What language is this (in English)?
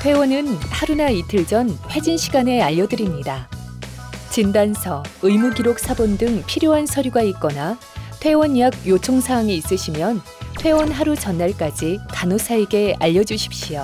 Korean